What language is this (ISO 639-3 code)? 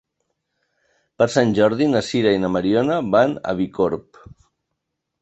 cat